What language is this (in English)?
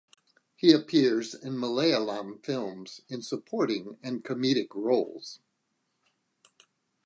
English